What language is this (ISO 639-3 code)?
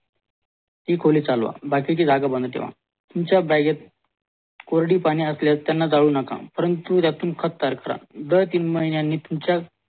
mar